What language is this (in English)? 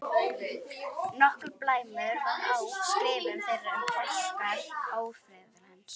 Icelandic